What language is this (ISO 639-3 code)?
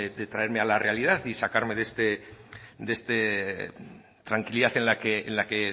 spa